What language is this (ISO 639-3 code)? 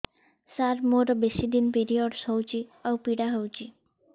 ori